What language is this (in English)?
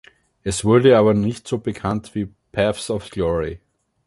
German